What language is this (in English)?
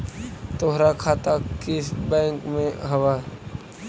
Magahi